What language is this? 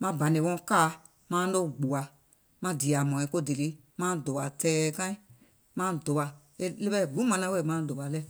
Gola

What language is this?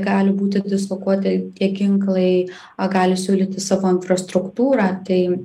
Lithuanian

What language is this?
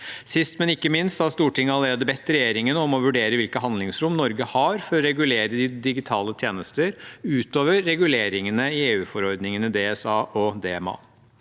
Norwegian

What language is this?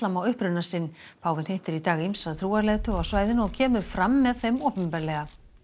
Icelandic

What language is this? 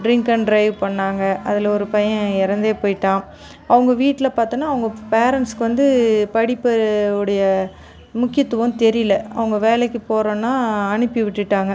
Tamil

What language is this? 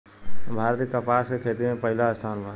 Bhojpuri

